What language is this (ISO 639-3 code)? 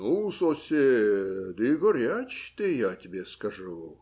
rus